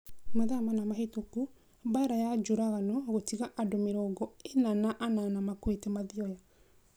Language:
Kikuyu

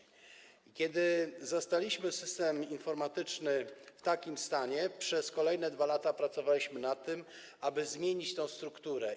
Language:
Polish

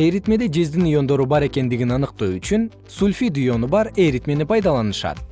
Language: Kyrgyz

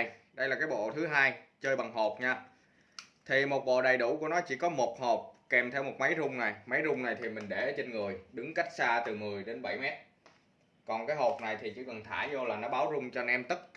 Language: Vietnamese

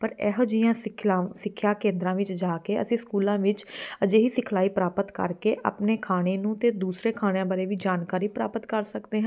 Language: Punjabi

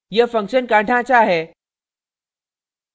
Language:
Hindi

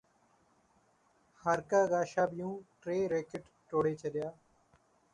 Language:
Sindhi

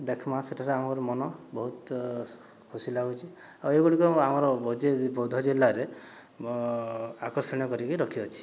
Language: Odia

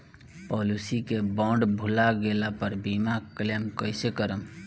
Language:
Bhojpuri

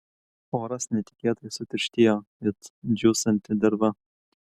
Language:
Lithuanian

